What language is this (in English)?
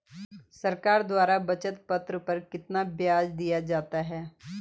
Hindi